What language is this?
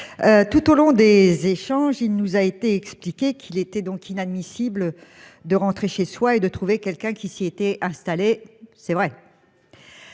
French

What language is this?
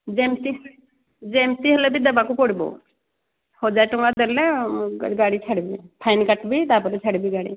Odia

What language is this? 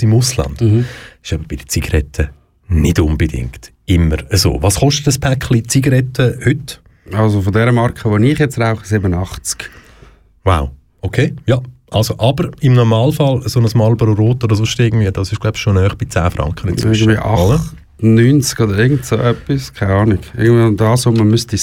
German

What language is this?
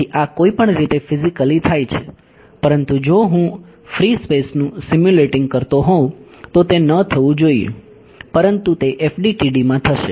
Gujarati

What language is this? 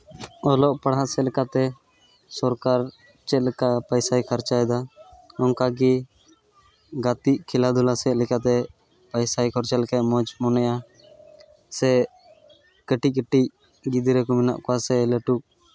Santali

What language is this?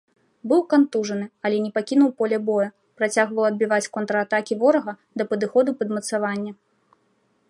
Belarusian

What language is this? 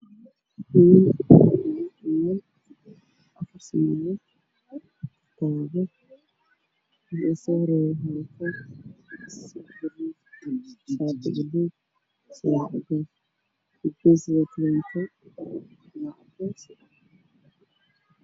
Somali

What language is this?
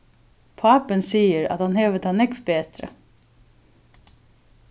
Faroese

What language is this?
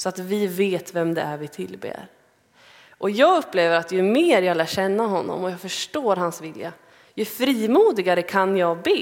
Swedish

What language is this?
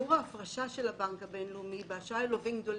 Hebrew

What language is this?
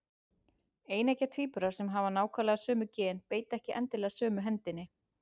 Icelandic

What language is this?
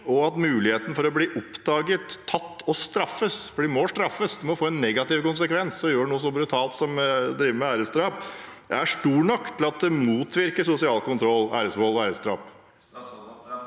Norwegian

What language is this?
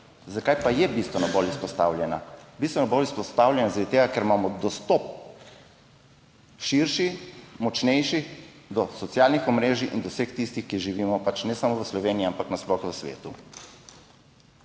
Slovenian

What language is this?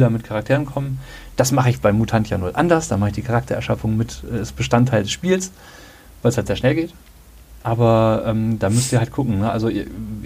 German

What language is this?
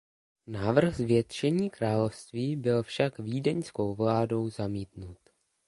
Czech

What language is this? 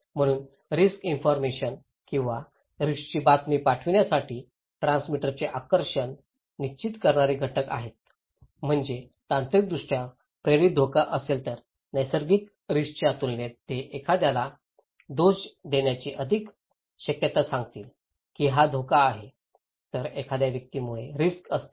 Marathi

